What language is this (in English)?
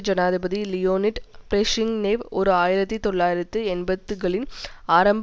Tamil